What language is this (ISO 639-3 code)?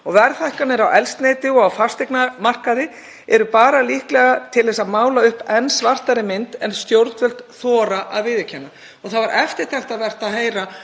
isl